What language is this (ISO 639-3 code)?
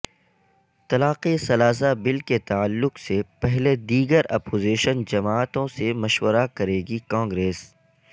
urd